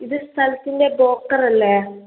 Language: Malayalam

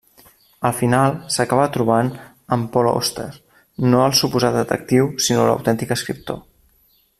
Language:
Catalan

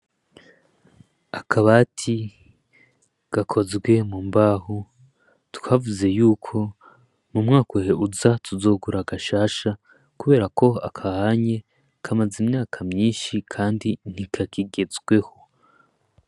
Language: Rundi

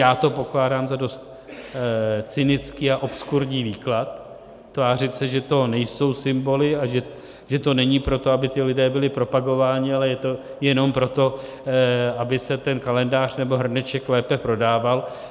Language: Czech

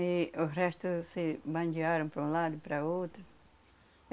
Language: Portuguese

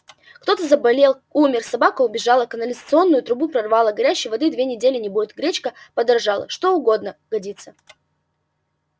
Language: Russian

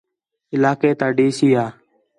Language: Khetrani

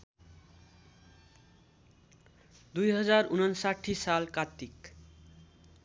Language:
Nepali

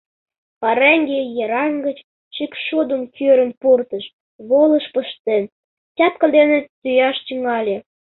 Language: Mari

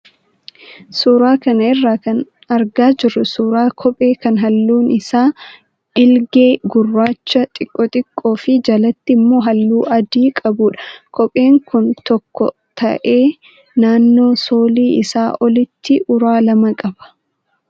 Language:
Oromo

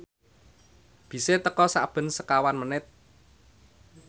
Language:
Javanese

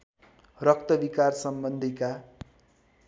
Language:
Nepali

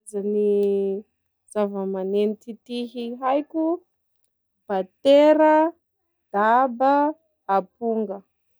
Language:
Sakalava Malagasy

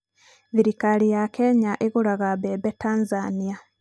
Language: Kikuyu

